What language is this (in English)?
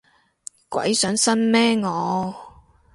Cantonese